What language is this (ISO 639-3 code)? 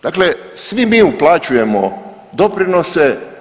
hrv